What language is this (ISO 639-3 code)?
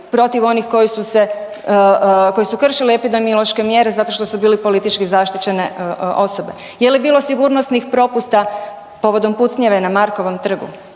hrv